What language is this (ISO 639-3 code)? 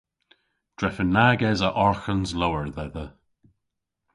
cor